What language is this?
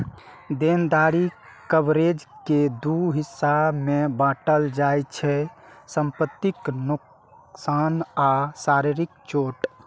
Maithili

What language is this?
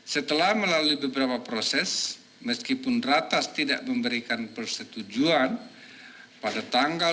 Indonesian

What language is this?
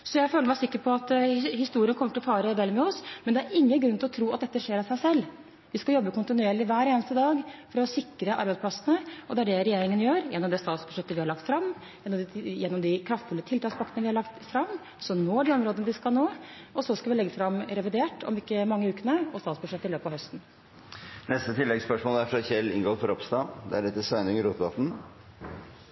Norwegian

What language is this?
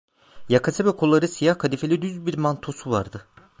Turkish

